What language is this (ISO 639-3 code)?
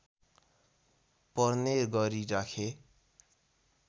nep